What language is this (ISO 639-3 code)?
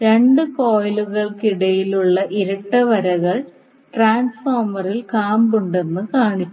mal